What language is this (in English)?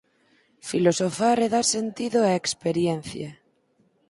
Galician